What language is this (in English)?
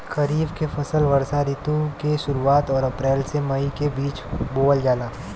Bhojpuri